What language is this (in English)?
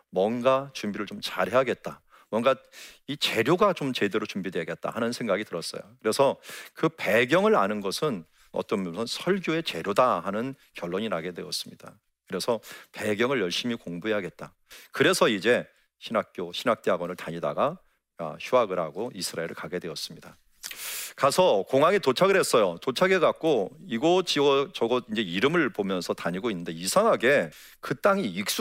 Korean